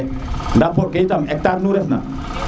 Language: Serer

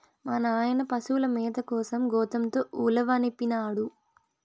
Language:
Telugu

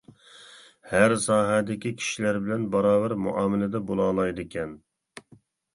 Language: Uyghur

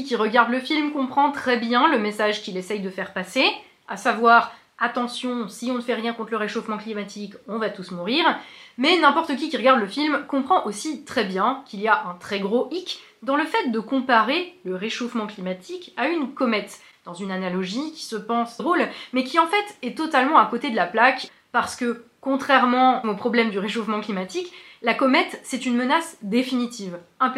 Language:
French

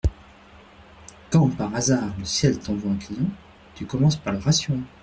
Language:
French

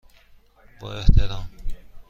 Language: Persian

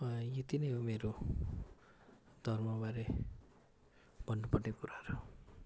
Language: Nepali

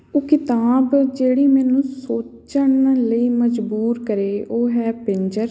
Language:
Punjabi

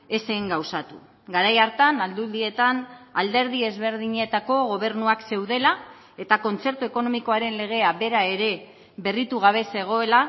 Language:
Basque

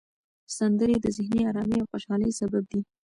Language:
Pashto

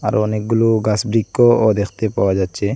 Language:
Bangla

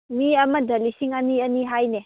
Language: Manipuri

